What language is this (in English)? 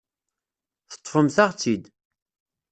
Kabyle